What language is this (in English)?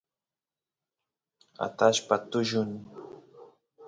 Santiago del Estero Quichua